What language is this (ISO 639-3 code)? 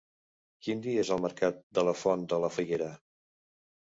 cat